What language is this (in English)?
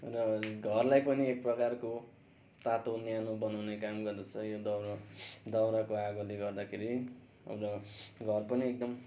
Nepali